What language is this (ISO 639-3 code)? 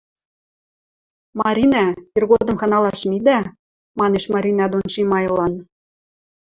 mrj